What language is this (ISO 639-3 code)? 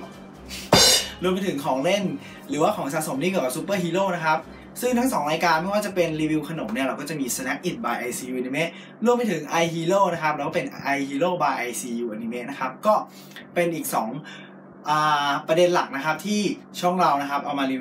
tha